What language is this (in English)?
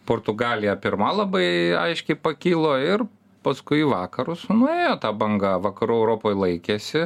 Lithuanian